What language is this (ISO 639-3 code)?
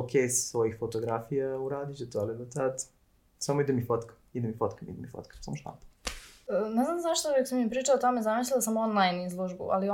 hrv